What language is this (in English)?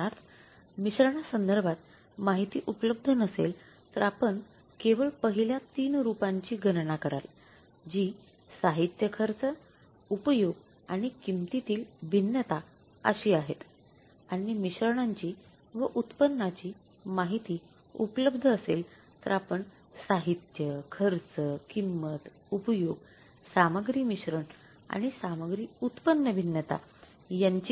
Marathi